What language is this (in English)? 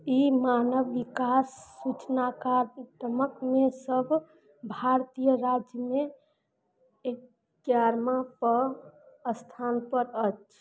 Maithili